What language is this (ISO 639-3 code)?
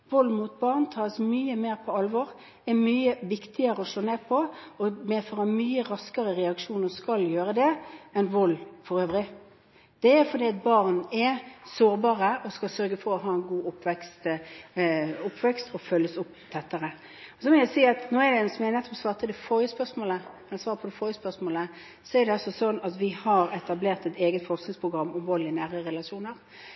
nob